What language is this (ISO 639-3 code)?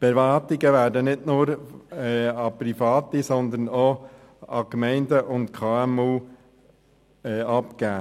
gsw